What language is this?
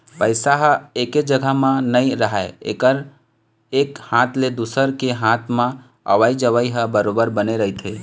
Chhattisgarhi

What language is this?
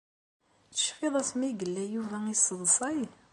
Kabyle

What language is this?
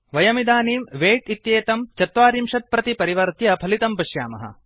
Sanskrit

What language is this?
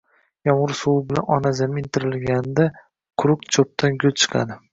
Uzbek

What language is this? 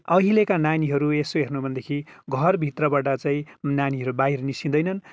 Nepali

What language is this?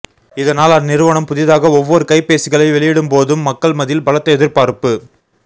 Tamil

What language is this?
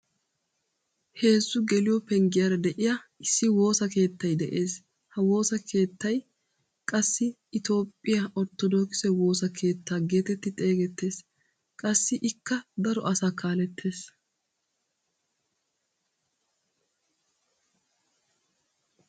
Wolaytta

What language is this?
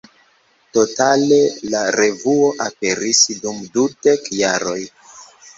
Esperanto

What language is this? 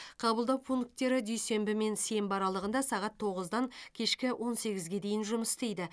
Kazakh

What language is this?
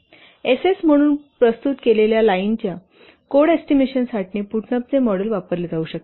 Marathi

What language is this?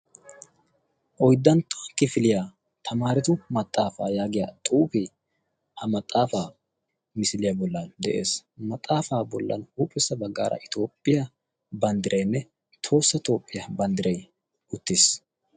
Wolaytta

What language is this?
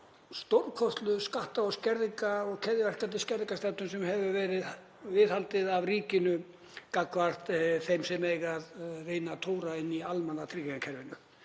Icelandic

